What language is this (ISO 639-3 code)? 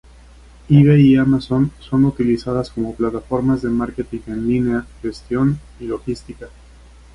spa